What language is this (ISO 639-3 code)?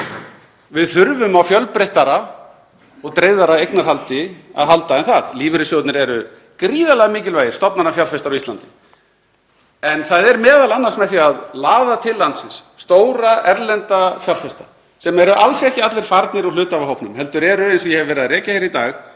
isl